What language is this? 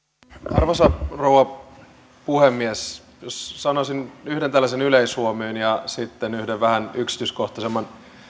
Finnish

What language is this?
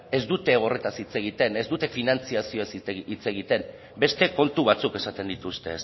Basque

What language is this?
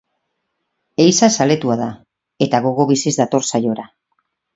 Basque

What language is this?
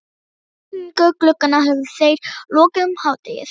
Icelandic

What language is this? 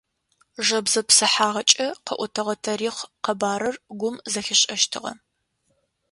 Adyghe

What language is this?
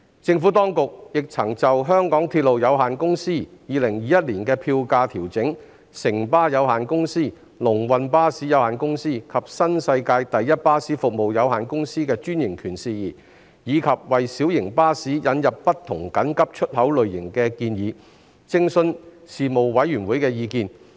Cantonese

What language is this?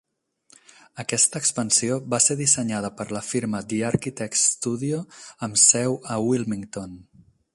Catalan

